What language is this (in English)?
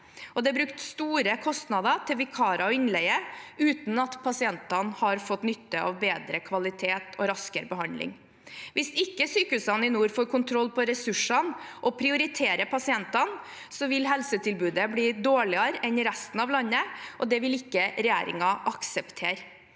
Norwegian